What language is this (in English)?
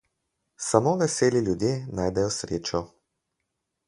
Slovenian